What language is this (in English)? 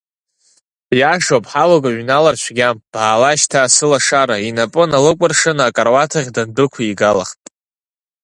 Abkhazian